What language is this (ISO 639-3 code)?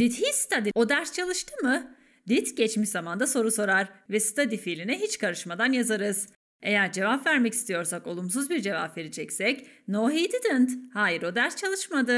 tur